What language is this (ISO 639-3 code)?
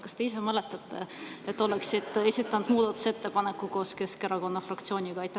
est